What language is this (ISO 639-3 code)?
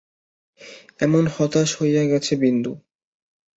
ben